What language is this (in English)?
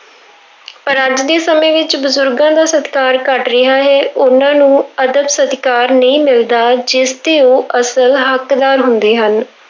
Punjabi